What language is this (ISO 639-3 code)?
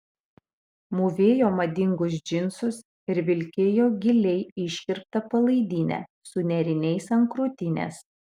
lit